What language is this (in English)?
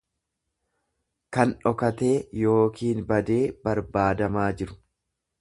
Oromo